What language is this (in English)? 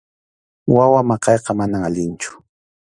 Arequipa-La Unión Quechua